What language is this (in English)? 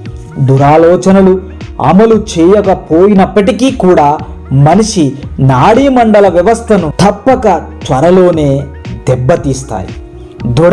Telugu